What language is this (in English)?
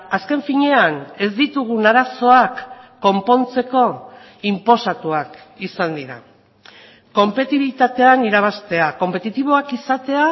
Basque